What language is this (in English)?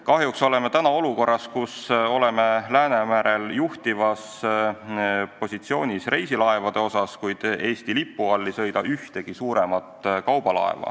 Estonian